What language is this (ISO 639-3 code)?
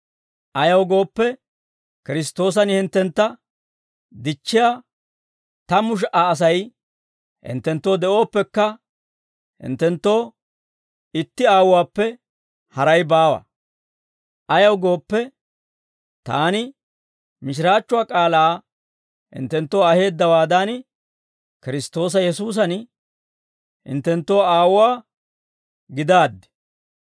dwr